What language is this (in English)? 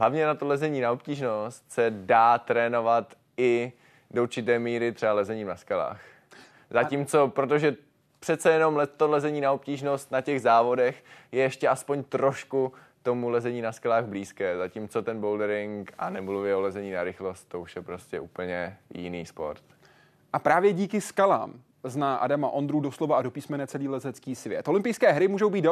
Czech